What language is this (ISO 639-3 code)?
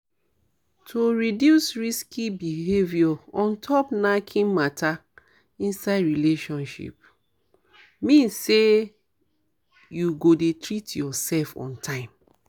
pcm